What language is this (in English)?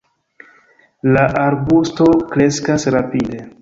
Esperanto